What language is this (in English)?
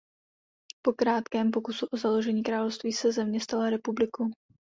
Czech